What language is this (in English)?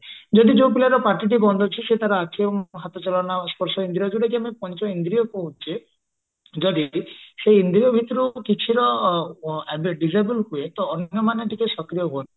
Odia